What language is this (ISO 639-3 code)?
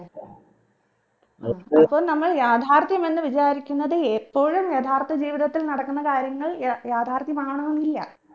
mal